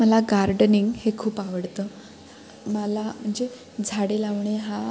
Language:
Marathi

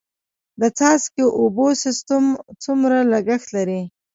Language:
Pashto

